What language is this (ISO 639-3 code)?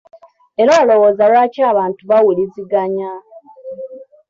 lug